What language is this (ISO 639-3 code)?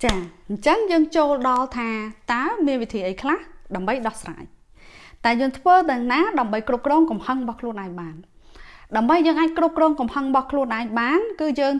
vie